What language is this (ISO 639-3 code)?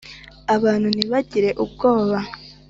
kin